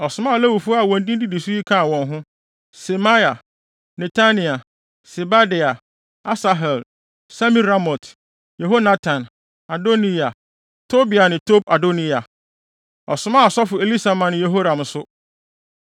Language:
Akan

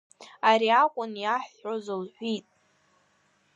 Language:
Abkhazian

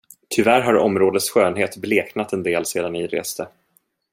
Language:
Swedish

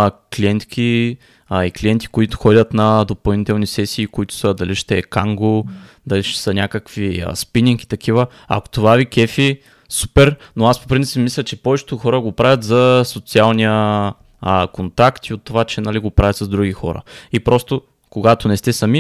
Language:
Bulgarian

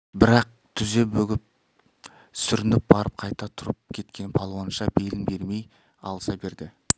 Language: Kazakh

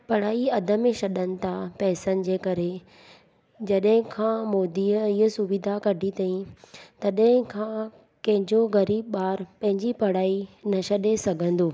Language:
Sindhi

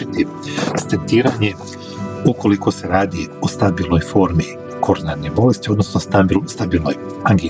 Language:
Croatian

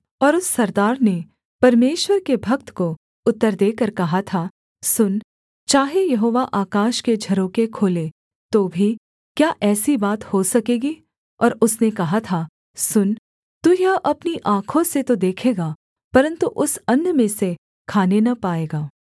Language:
Hindi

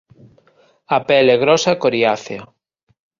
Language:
Galician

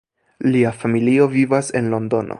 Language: Esperanto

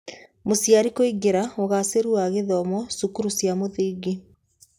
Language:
Kikuyu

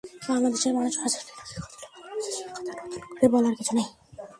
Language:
Bangla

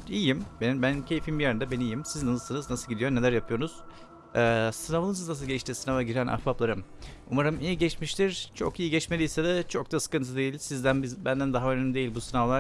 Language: Turkish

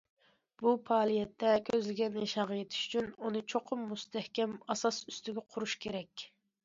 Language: Uyghur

